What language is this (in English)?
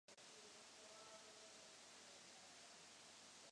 Czech